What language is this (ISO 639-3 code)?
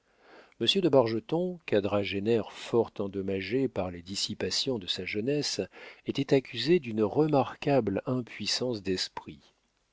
fra